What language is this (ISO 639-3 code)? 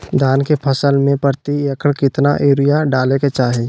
mag